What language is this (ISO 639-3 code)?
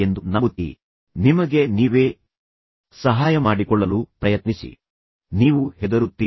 kan